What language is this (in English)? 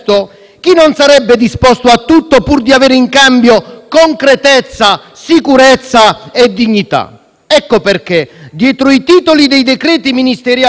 Italian